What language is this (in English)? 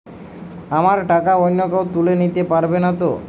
Bangla